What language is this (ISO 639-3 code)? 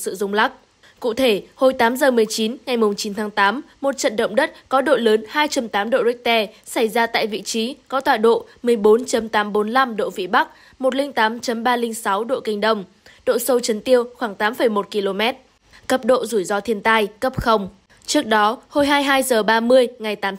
vie